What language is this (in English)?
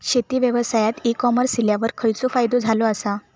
Marathi